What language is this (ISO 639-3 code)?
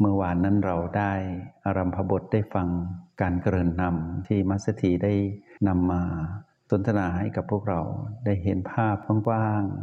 tha